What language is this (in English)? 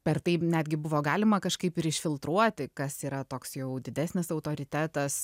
Lithuanian